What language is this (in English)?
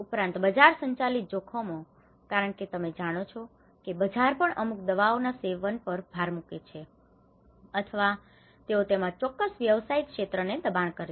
Gujarati